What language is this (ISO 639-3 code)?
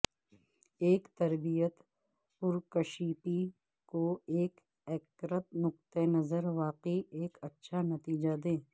urd